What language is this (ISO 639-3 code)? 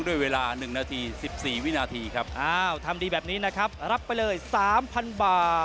tha